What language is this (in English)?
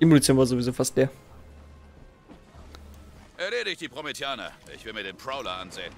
German